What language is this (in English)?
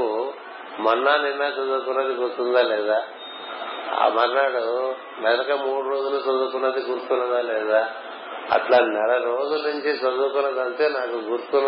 Telugu